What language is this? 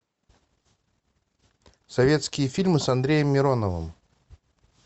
Russian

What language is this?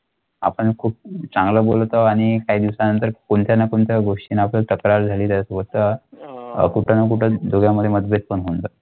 Marathi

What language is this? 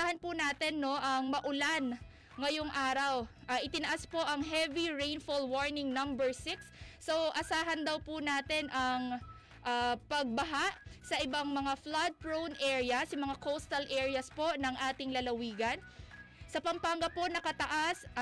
Filipino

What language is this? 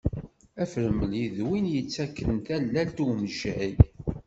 Kabyle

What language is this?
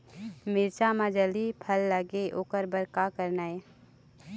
Chhattisgarhi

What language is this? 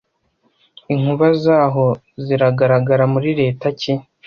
Kinyarwanda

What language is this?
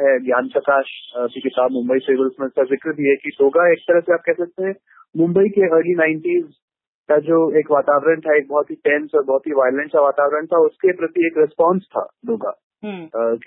Hindi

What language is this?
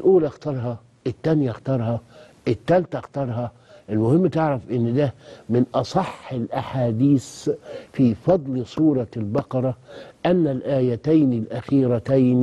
Arabic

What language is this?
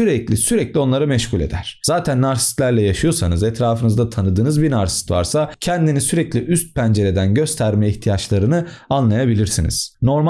Turkish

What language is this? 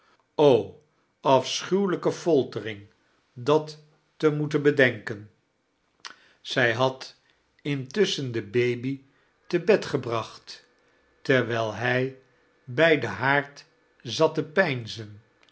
Dutch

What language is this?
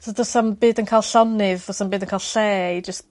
Welsh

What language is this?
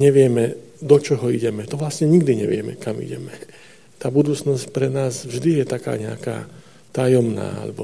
Slovak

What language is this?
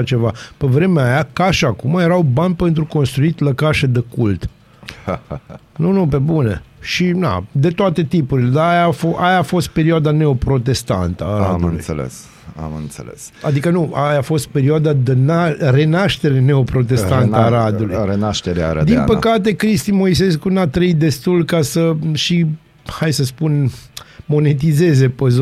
Romanian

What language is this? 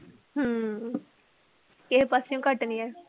Punjabi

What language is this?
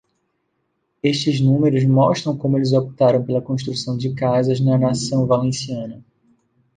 Portuguese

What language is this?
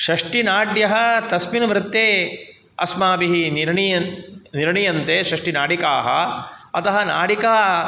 Sanskrit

